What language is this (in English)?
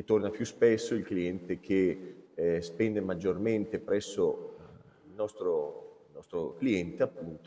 Italian